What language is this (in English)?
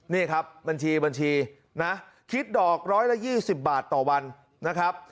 Thai